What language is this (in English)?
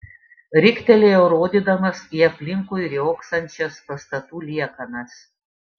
Lithuanian